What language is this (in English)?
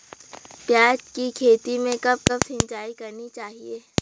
Hindi